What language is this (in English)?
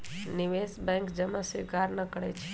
Magahi